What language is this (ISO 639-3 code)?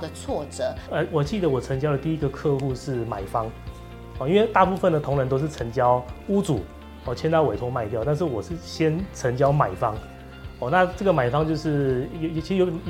zho